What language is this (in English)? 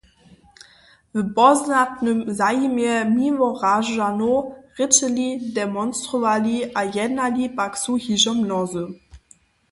Upper Sorbian